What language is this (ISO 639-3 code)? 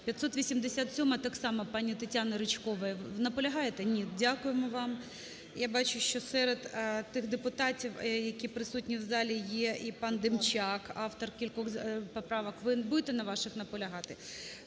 ukr